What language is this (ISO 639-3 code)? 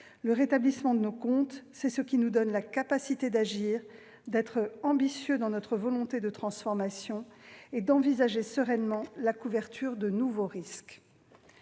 fra